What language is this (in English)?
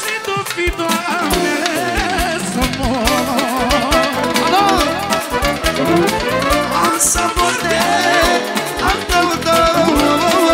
Romanian